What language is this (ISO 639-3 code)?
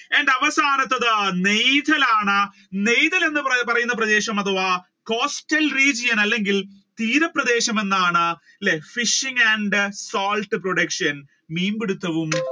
mal